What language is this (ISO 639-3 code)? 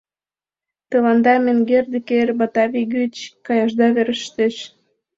chm